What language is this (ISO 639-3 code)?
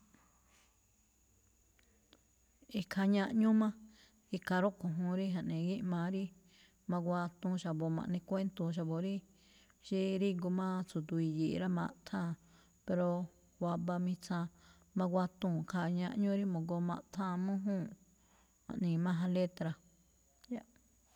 tcf